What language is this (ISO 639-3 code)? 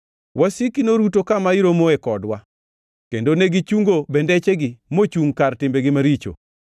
luo